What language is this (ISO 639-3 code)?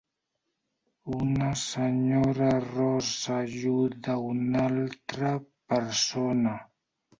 cat